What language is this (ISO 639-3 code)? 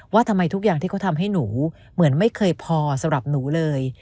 tha